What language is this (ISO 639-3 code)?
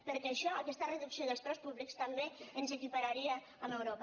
cat